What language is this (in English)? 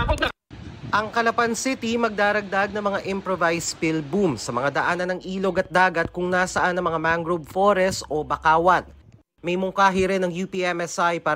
Filipino